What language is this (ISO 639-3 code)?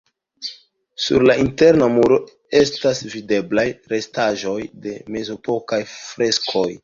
epo